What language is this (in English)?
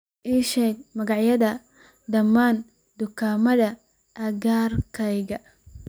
Somali